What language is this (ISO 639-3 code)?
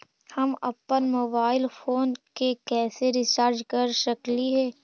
mag